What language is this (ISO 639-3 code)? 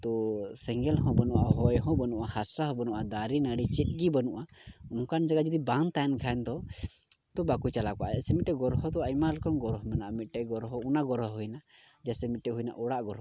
sat